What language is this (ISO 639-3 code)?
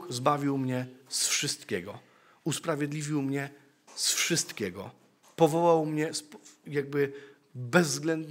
pol